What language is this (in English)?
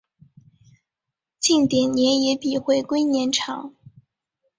Chinese